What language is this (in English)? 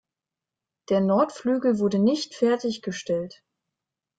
German